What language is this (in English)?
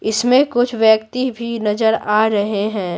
Hindi